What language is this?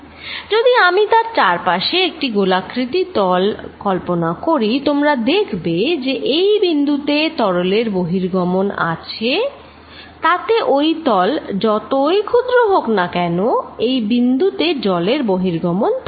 Bangla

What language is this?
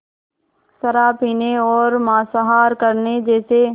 Hindi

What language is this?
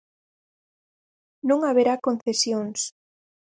Galician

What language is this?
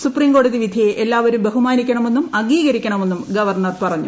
Malayalam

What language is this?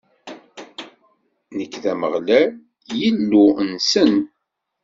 Kabyle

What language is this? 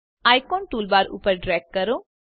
Gujarati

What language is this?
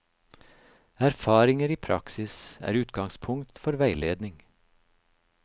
Norwegian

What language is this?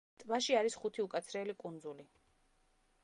Georgian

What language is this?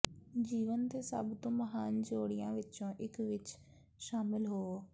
Punjabi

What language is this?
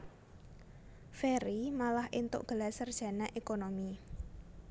Javanese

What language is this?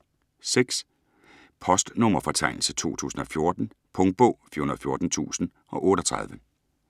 Danish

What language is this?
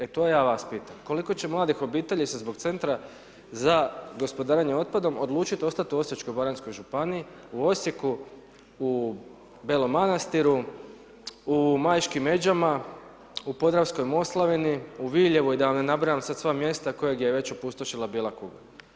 Croatian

